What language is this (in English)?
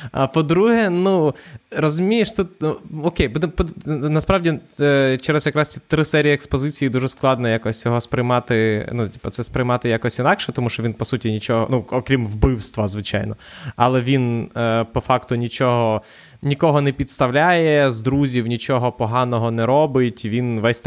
Ukrainian